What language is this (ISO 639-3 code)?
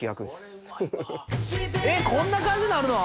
jpn